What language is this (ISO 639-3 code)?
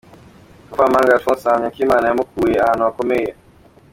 kin